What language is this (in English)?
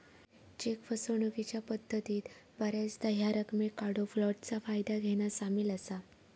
Marathi